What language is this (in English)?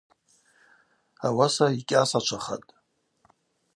Abaza